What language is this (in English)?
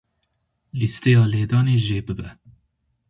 Kurdish